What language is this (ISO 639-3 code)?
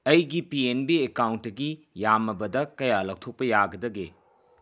mni